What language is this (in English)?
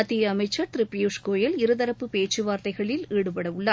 Tamil